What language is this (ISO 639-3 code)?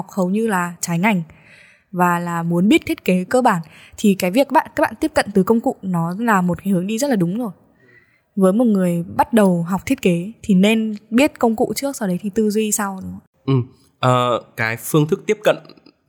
vie